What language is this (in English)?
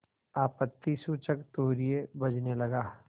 Hindi